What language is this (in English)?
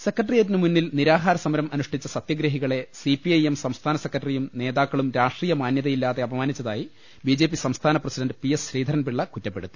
Malayalam